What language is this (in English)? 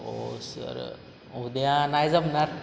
Marathi